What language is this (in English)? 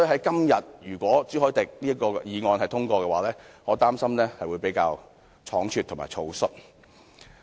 Cantonese